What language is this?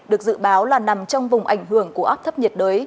Vietnamese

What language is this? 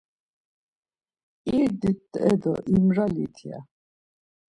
Laz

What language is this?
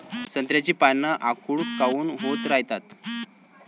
Marathi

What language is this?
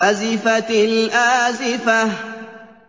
Arabic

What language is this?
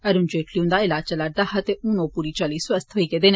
Dogri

